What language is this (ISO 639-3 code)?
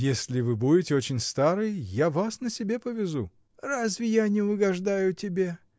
rus